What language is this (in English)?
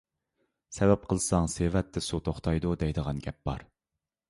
Uyghur